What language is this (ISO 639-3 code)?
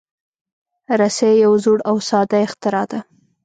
pus